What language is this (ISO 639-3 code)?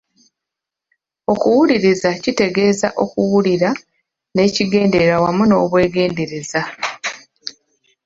lug